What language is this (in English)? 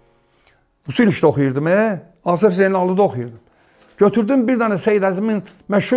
Turkish